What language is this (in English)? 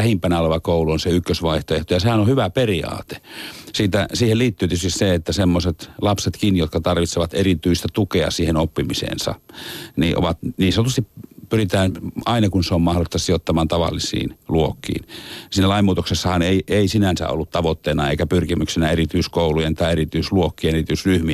Finnish